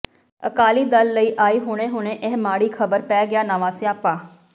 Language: Punjabi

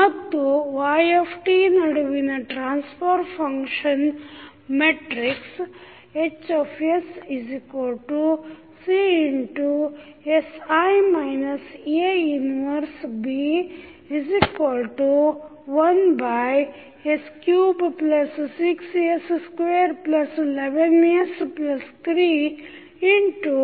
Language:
Kannada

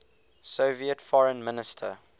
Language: English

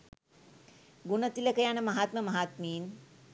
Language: Sinhala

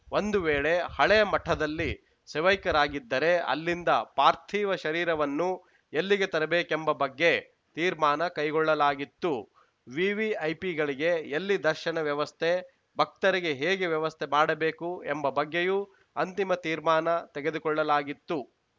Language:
Kannada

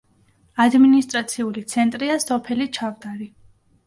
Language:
Georgian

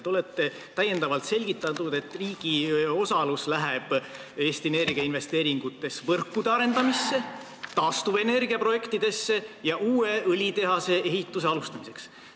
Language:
Estonian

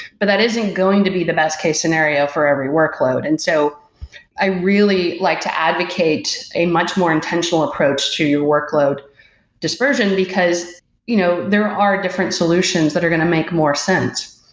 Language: English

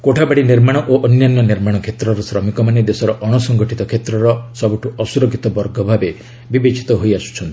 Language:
Odia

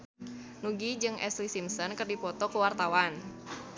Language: Sundanese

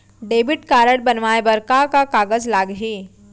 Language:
Chhattisgarhi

